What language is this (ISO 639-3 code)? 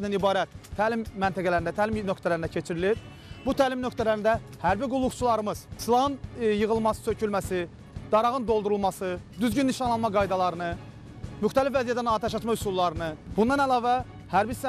tur